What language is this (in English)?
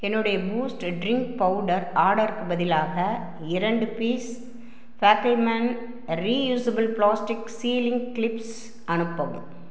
Tamil